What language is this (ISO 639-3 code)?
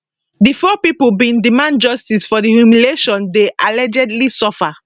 pcm